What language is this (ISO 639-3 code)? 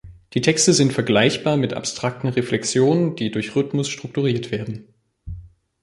deu